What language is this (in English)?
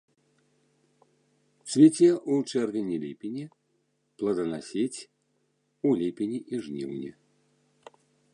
Belarusian